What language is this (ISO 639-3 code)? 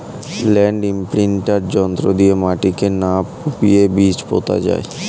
ben